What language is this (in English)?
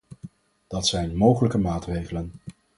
Dutch